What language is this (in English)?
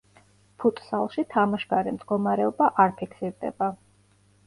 Georgian